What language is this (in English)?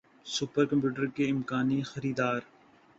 Urdu